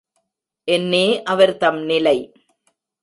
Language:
Tamil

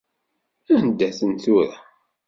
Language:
Kabyle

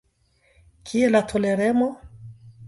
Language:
Esperanto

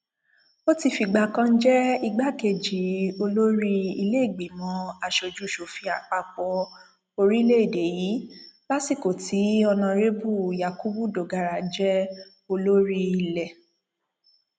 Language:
Yoruba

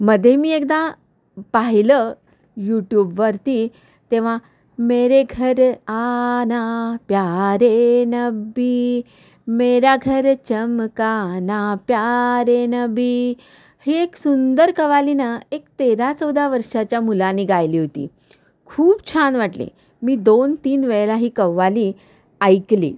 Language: Marathi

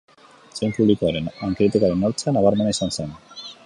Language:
Basque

